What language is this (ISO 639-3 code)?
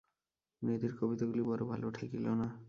ben